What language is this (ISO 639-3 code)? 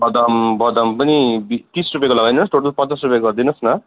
nep